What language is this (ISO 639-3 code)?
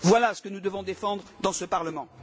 fra